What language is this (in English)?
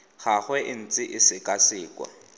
Tswana